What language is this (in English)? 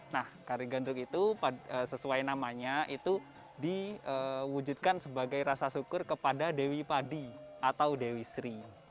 Indonesian